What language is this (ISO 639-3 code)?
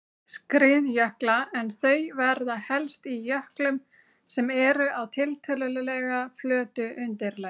isl